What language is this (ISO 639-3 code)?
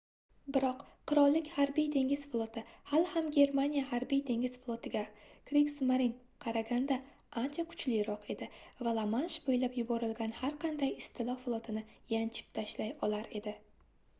uzb